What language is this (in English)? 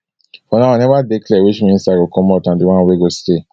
Nigerian Pidgin